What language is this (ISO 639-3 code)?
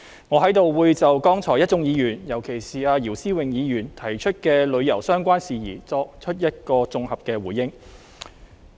yue